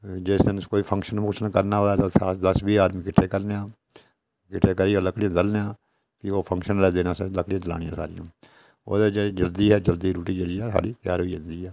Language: Dogri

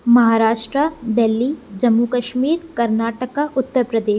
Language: Sindhi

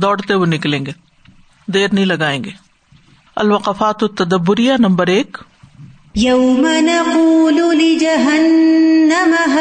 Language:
Urdu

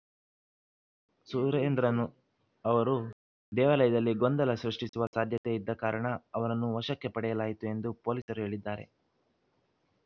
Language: Kannada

